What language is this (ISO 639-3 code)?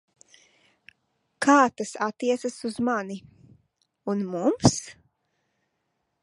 lav